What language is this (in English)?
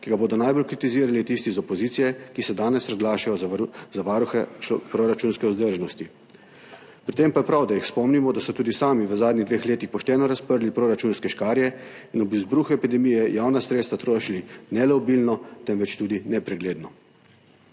Slovenian